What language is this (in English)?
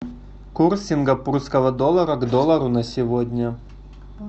Russian